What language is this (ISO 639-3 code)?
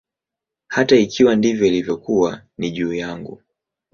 swa